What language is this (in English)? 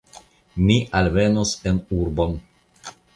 Esperanto